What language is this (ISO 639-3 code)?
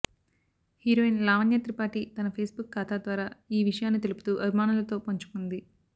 tel